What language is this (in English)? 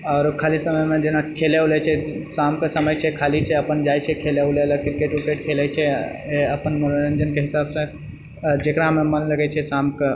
Maithili